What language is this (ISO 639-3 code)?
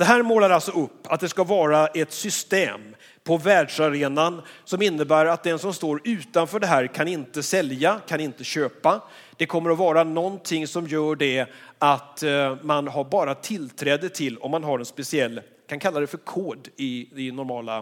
swe